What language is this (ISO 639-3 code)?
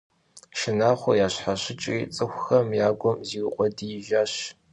kbd